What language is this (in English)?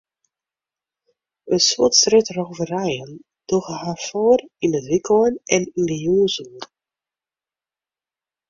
Western Frisian